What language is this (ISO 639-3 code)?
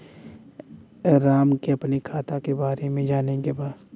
bho